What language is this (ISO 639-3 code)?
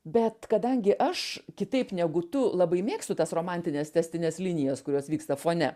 lit